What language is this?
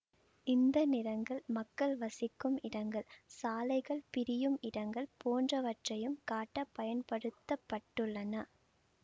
Tamil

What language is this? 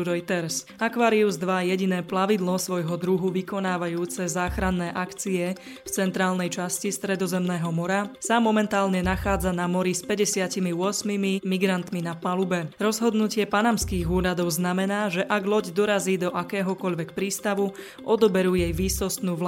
Slovak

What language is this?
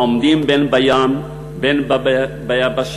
Hebrew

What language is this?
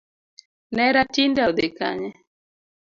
Luo (Kenya and Tanzania)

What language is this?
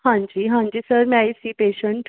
Punjabi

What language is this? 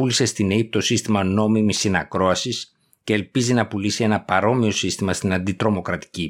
Greek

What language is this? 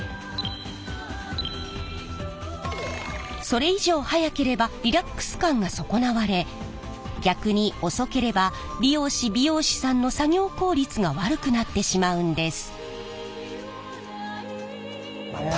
Japanese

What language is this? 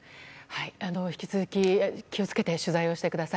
Japanese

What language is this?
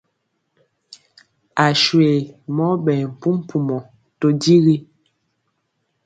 Mpiemo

